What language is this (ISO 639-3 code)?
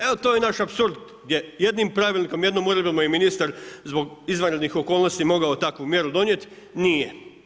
hrv